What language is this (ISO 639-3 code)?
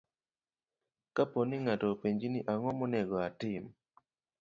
luo